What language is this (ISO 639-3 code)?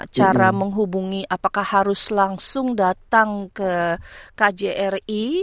ind